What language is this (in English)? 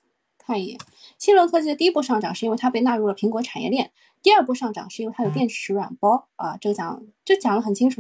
Chinese